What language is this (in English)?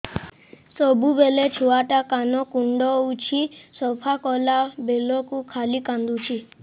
Odia